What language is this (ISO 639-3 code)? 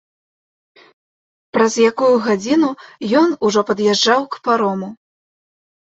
bel